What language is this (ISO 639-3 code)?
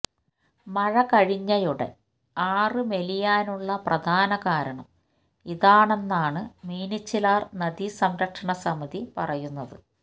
mal